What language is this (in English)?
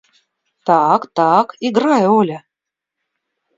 Russian